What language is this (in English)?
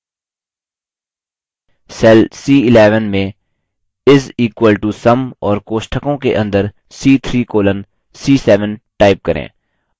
Hindi